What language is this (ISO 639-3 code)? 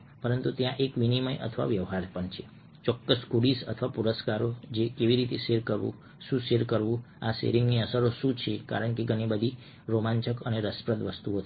guj